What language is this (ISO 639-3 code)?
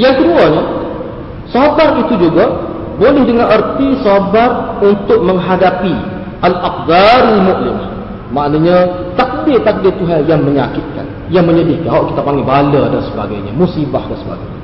msa